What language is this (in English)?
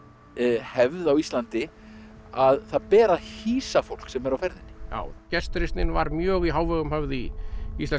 Icelandic